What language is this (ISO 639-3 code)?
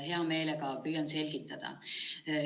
est